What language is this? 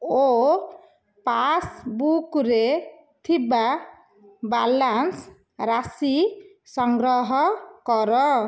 Odia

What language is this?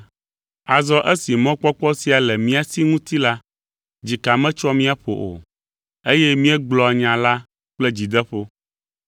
Ewe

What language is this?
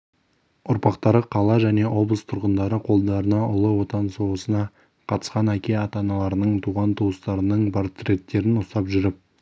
Kazakh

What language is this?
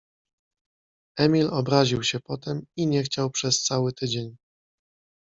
Polish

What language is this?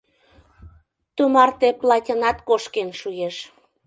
Mari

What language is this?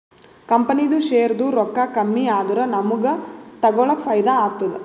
Kannada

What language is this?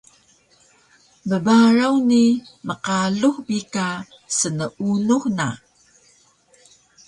Taroko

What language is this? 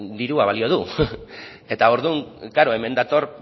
Basque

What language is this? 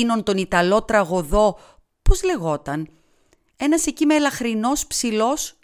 Greek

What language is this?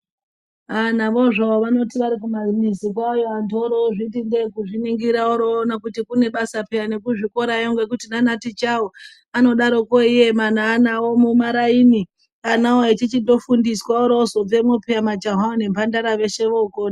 Ndau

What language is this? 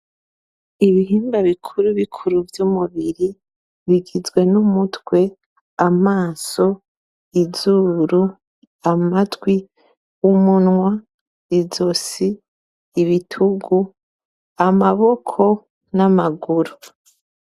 Rundi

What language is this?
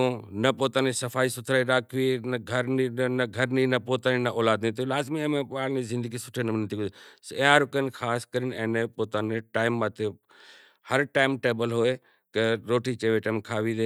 Kachi Koli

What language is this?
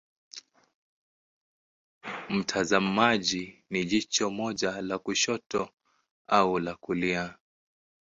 Swahili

